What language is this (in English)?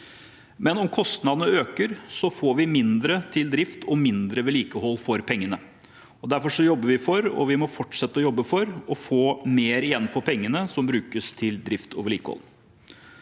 Norwegian